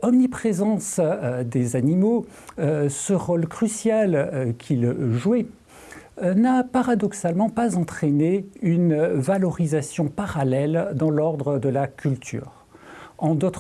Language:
French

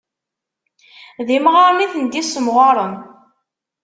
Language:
Kabyle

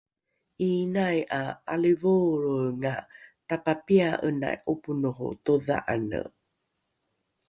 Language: Rukai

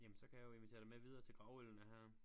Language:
Danish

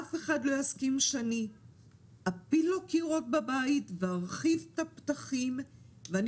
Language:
Hebrew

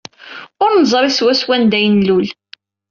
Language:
Kabyle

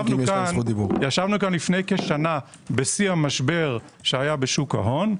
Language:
Hebrew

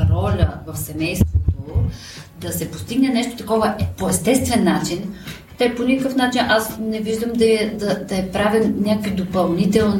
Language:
Bulgarian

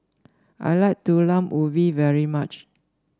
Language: English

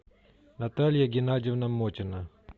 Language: Russian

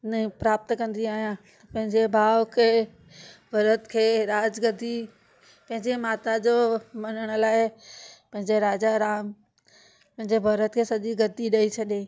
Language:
Sindhi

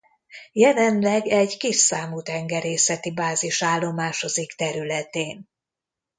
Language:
Hungarian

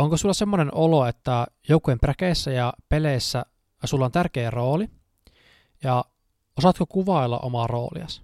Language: Finnish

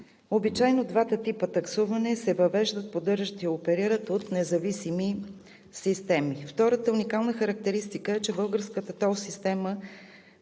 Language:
Bulgarian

